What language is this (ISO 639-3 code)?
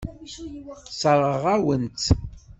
kab